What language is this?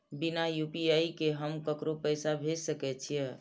Maithili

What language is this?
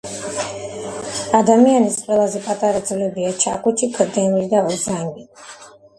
Georgian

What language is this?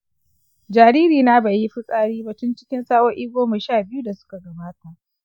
Hausa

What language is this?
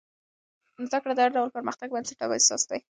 Pashto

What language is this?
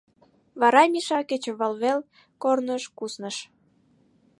Mari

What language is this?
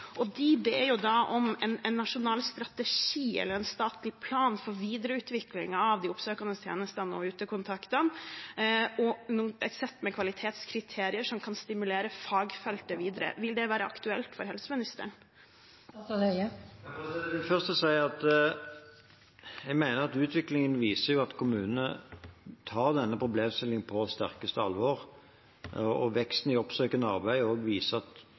Norwegian Bokmål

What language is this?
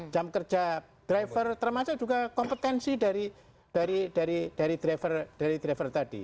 Indonesian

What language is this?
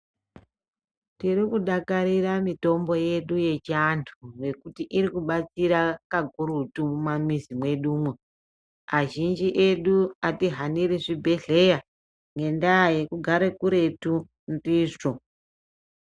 Ndau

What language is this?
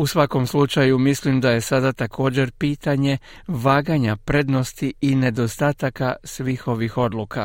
Croatian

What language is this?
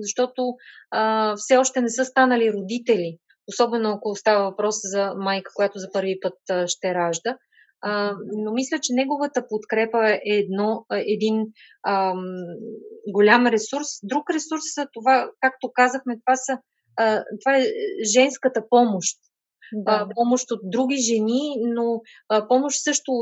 Bulgarian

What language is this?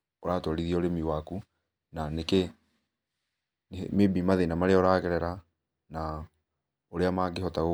Kikuyu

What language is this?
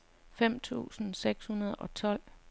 Danish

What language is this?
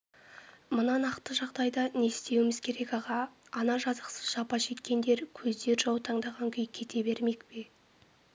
Kazakh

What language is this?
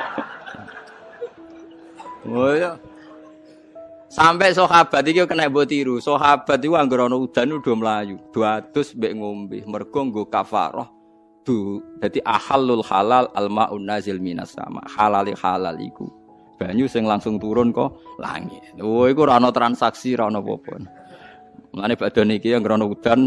Indonesian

